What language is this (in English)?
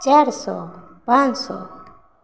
Maithili